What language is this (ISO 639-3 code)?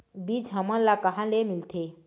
hne